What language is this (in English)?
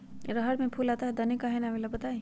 Magahi